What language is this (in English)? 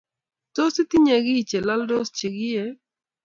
Kalenjin